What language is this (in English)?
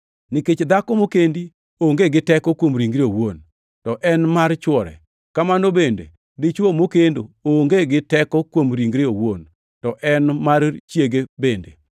Luo (Kenya and Tanzania)